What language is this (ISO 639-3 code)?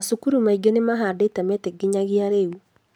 kik